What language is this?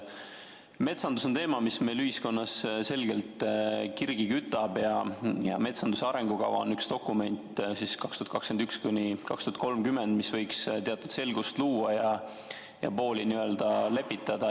Estonian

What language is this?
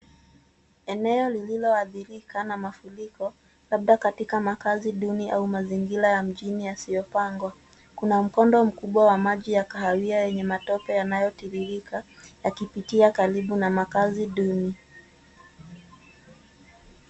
Swahili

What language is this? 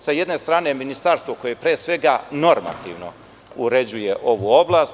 Serbian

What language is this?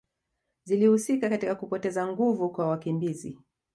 Swahili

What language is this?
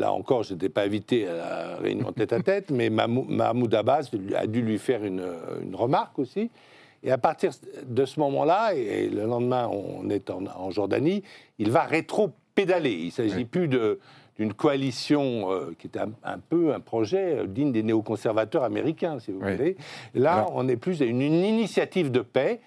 French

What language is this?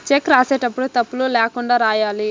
Telugu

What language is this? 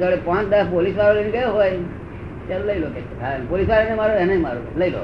Gujarati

